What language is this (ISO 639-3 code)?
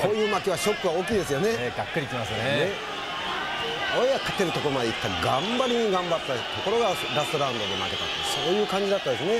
jpn